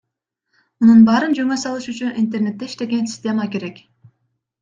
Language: Kyrgyz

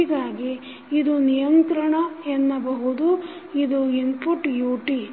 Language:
Kannada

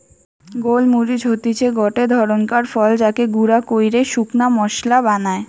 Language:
Bangla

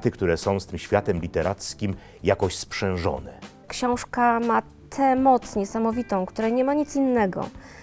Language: Polish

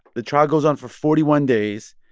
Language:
English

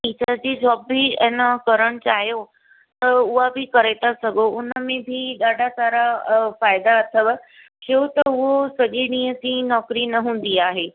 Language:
Sindhi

